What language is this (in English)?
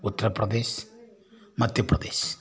Malayalam